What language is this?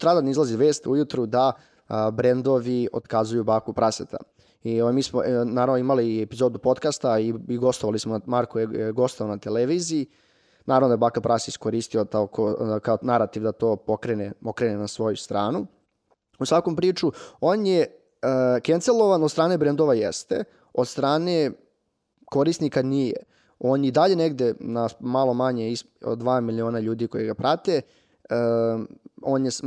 Croatian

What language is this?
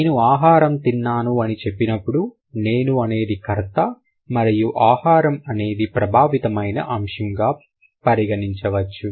Telugu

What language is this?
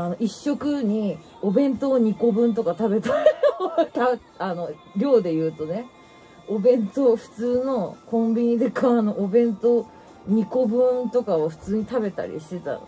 Japanese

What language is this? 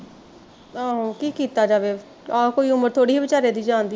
Punjabi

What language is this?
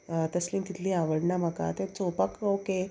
Konkani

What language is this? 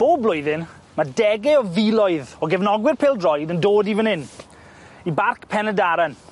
Welsh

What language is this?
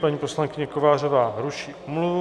Czech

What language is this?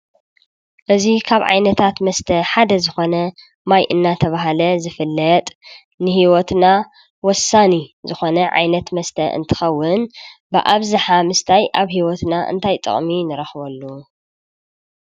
Tigrinya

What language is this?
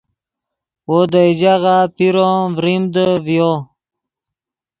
Yidgha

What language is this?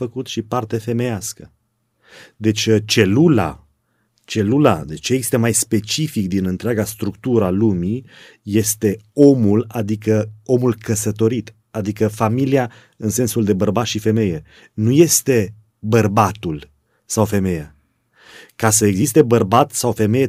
Romanian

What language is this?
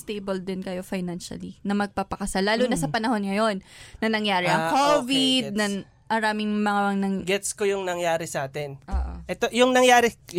Filipino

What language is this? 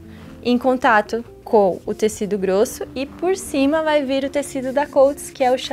Portuguese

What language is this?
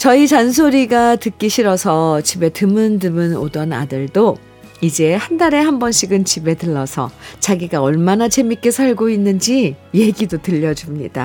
Korean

